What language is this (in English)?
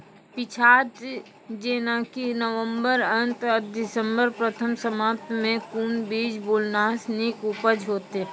Maithili